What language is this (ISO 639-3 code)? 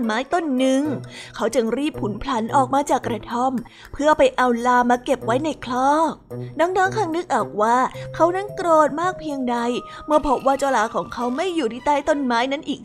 tha